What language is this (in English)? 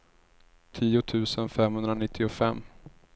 Swedish